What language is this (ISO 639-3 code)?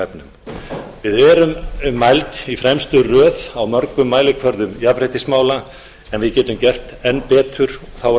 isl